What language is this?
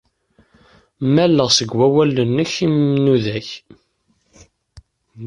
Kabyle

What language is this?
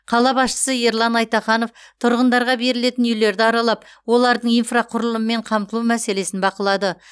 Kazakh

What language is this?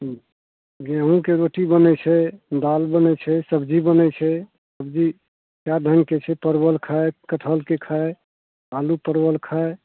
Maithili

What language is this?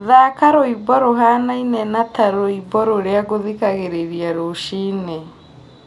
Kikuyu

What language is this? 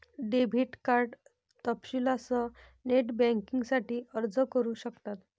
Marathi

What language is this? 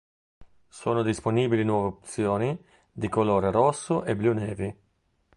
Italian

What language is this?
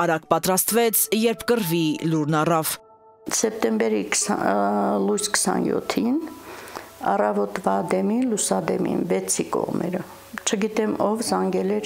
Turkish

